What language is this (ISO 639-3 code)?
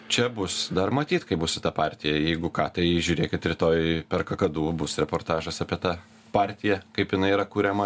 lit